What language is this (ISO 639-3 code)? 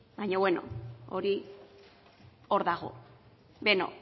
eus